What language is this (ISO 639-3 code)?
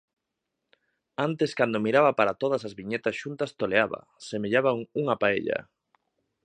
glg